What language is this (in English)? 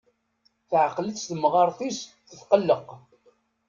Kabyle